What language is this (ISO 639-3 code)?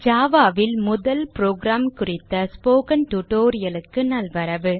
tam